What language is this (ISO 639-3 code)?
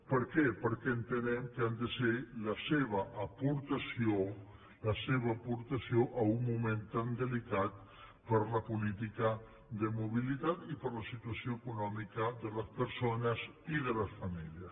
cat